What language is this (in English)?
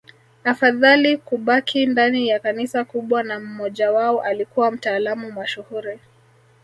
Swahili